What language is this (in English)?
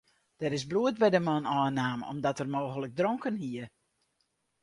Western Frisian